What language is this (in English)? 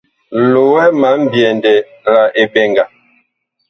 Bakoko